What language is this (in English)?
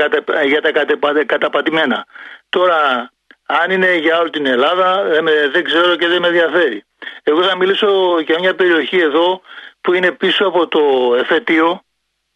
Greek